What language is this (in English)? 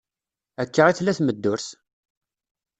Kabyle